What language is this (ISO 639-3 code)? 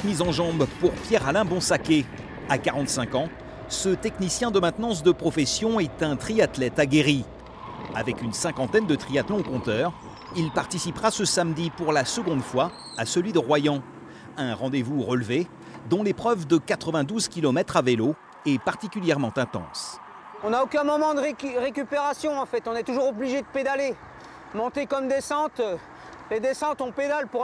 fra